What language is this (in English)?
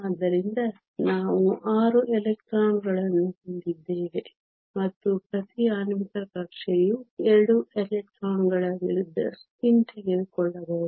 Kannada